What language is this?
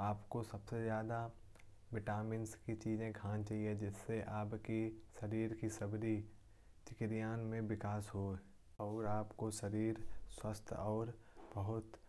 Kanauji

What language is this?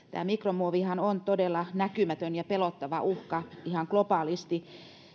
Finnish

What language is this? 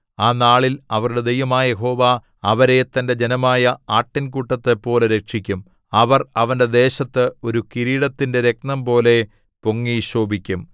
Malayalam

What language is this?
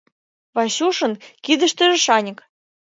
Mari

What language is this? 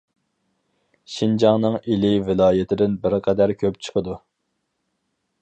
Uyghur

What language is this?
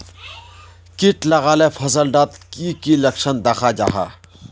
Magahi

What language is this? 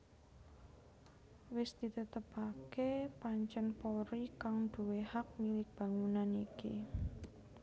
Javanese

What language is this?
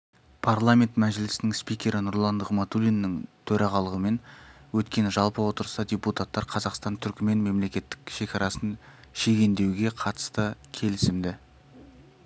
Kazakh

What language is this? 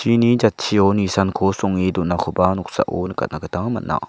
Garo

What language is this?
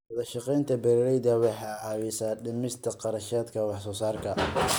Somali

